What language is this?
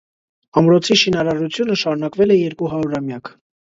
Armenian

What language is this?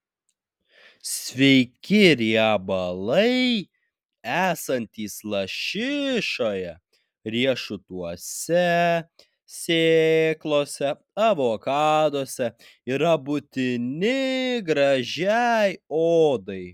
Lithuanian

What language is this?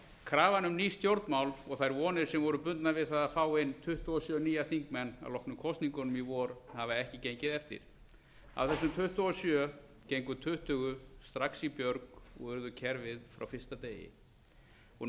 Icelandic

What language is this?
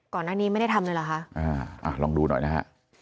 Thai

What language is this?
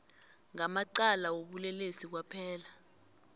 South Ndebele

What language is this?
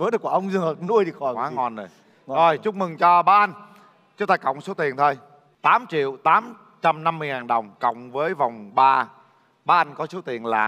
Vietnamese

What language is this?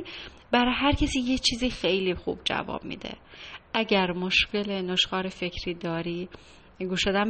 Persian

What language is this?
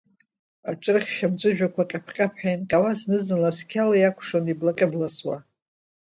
Abkhazian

